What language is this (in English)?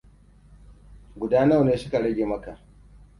Hausa